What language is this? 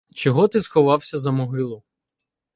Ukrainian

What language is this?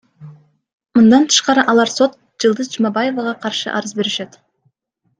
Kyrgyz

